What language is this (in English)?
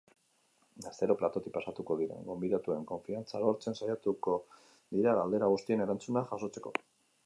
Basque